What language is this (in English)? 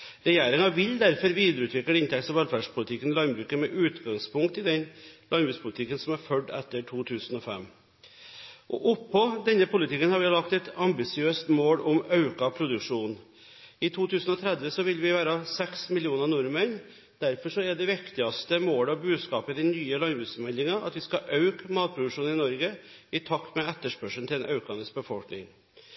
Norwegian Bokmål